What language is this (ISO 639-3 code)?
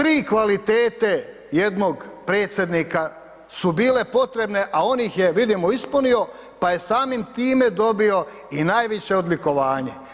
hrv